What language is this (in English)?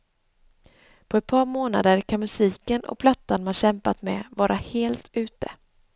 Swedish